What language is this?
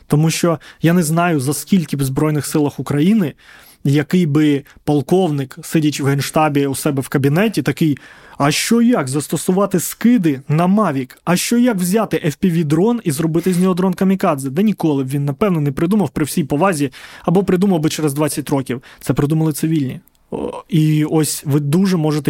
Ukrainian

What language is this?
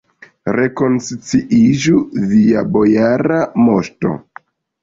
Esperanto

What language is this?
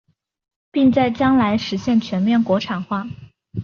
Chinese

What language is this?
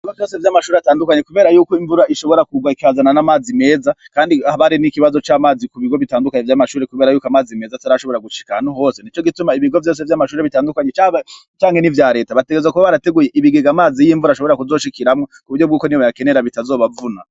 Rundi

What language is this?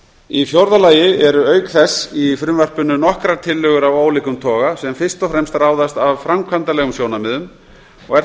Icelandic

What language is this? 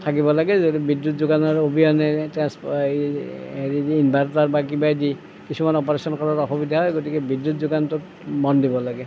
Assamese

